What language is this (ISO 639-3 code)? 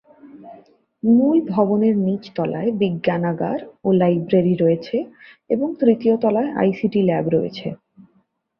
ben